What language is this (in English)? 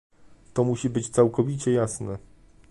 Polish